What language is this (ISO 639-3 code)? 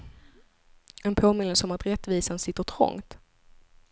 swe